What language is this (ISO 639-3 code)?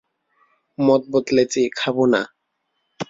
ben